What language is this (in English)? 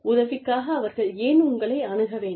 Tamil